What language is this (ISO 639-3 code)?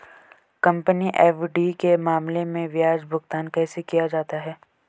hin